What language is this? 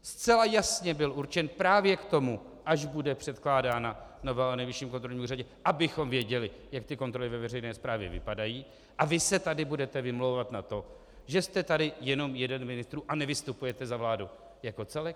Czech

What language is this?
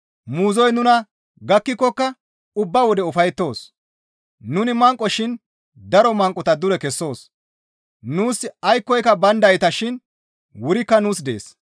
Gamo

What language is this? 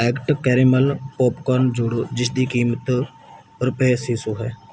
Punjabi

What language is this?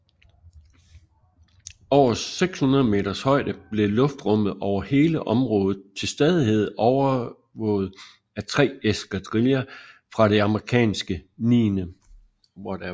Danish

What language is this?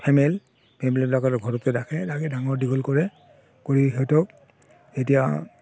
Assamese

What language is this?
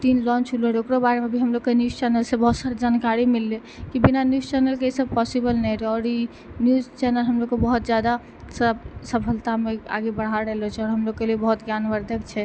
Maithili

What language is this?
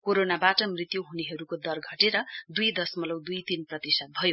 Nepali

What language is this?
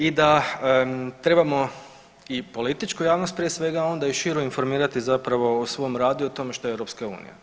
Croatian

